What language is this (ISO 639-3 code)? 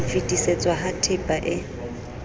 sot